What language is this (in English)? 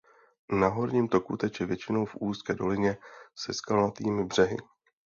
Czech